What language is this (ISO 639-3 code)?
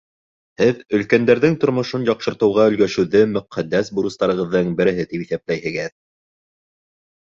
bak